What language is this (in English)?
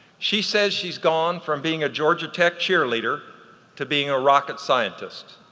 English